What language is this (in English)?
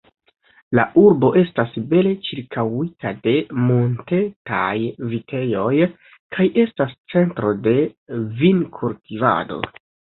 Esperanto